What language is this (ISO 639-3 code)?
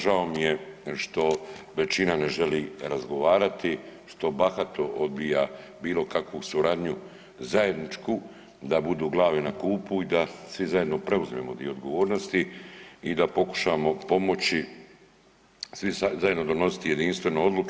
hrv